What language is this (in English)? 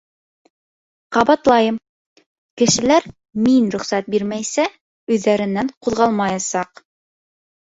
Bashkir